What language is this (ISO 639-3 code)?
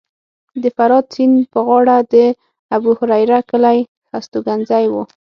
pus